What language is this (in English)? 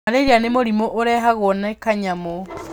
Kikuyu